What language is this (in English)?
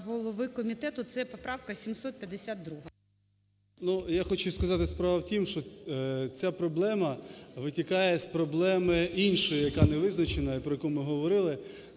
Ukrainian